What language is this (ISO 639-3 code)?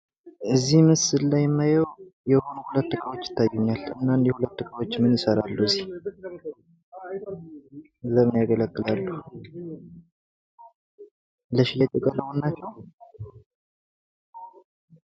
amh